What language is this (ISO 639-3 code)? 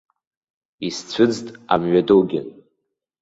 abk